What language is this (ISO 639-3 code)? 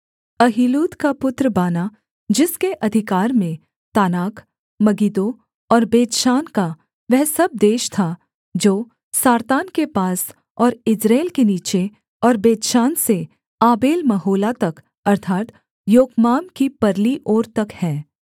hin